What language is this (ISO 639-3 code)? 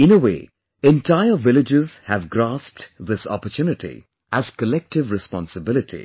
eng